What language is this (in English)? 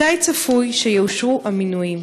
Hebrew